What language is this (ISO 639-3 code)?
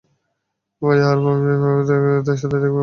ben